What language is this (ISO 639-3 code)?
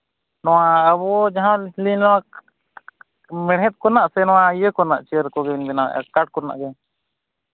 sat